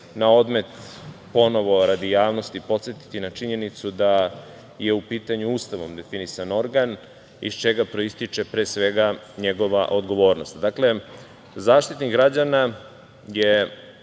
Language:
Serbian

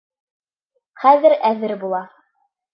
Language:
Bashkir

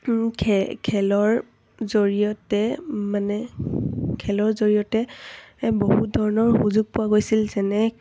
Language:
Assamese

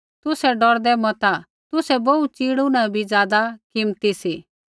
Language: Kullu Pahari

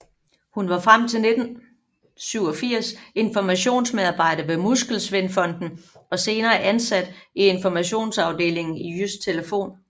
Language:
Danish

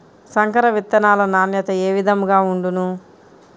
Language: Telugu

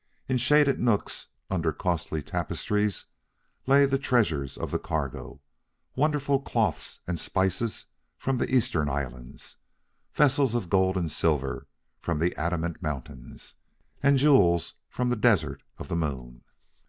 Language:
English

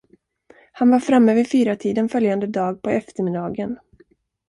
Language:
Swedish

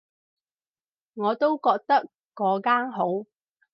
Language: Cantonese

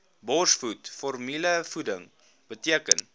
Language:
Afrikaans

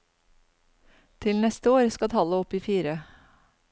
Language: Norwegian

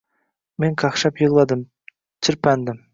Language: Uzbek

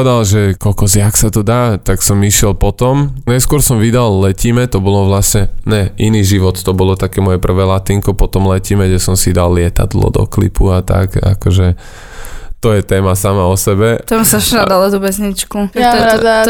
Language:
Slovak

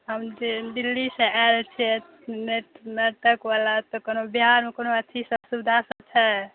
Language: Maithili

